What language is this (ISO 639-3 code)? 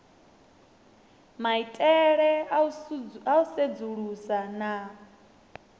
ven